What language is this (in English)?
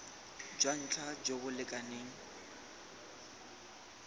Tswana